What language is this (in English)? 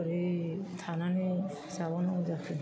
Bodo